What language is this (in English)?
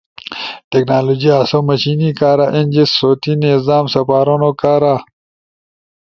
Ushojo